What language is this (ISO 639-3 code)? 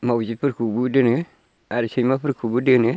brx